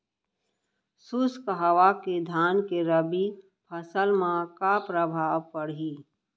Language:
Chhattisgarhi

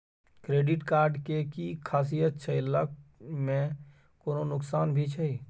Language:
Maithili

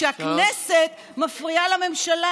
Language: Hebrew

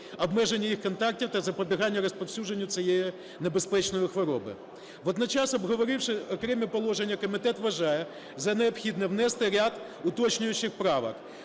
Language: Ukrainian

